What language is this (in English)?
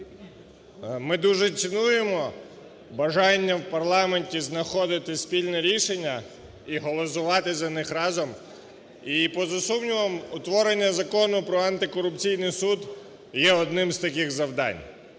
Ukrainian